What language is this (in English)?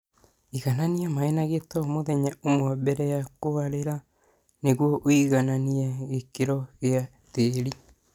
Kikuyu